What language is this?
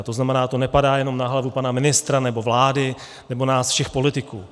Czech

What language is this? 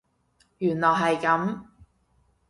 Cantonese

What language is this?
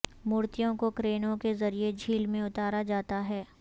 Urdu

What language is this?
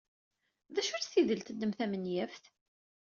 Kabyle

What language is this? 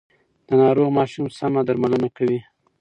Pashto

